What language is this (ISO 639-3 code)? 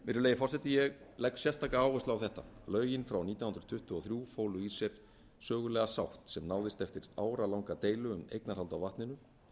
isl